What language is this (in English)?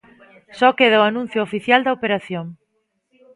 Galician